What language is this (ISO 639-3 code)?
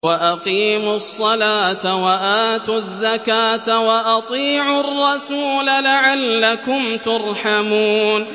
ara